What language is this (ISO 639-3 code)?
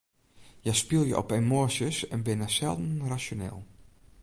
fry